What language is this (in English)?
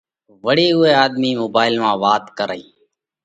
Parkari Koli